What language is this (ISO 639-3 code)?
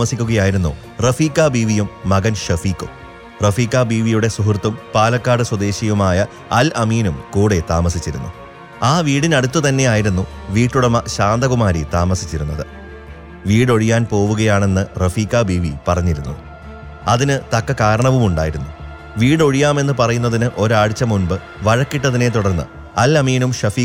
mal